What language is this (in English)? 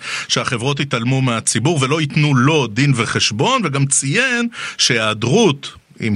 Hebrew